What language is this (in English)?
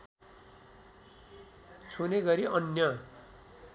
Nepali